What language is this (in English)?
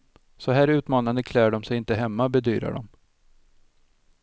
Swedish